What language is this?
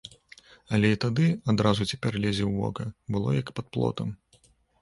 Belarusian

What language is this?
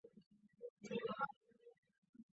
Chinese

